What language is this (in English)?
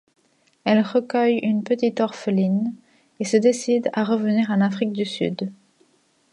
French